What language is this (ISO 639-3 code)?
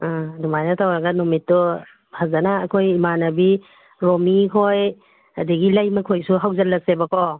mni